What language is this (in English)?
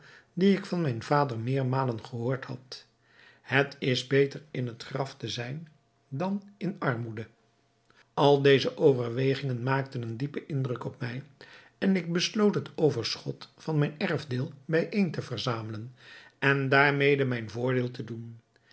Dutch